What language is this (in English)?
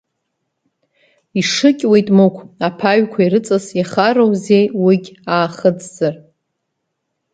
Abkhazian